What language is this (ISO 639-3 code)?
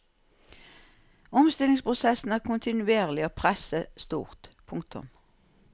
nor